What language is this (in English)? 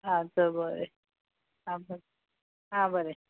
Konkani